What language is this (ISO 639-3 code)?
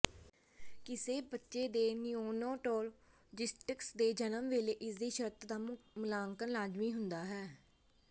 pan